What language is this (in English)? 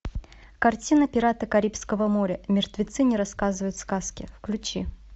Russian